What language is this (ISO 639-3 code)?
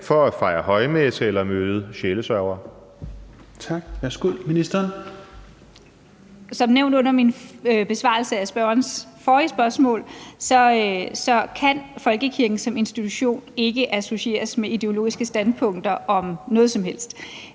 dan